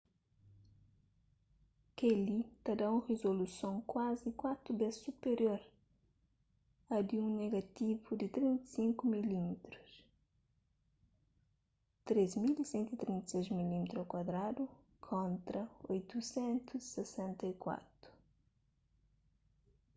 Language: Kabuverdianu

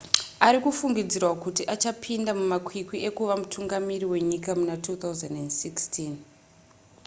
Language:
Shona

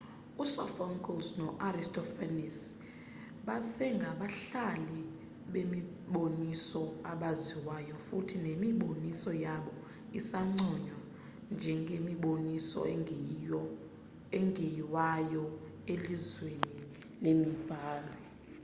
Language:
Xhosa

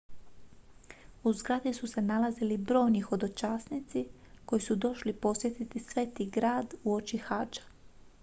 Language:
Croatian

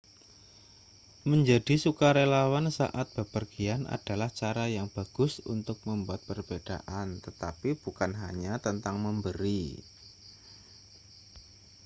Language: Indonesian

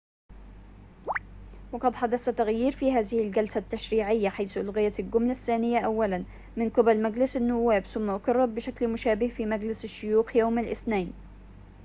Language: Arabic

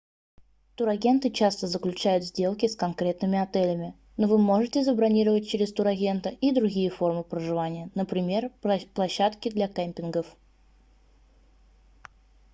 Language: Russian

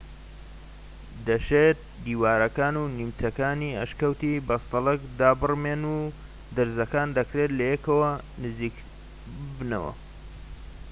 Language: Central Kurdish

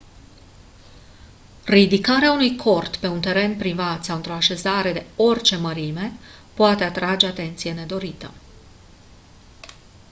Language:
Romanian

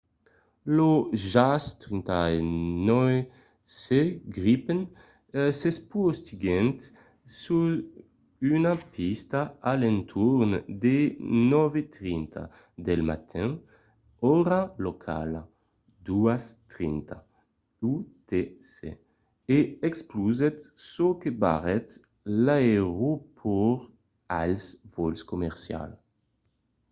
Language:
Occitan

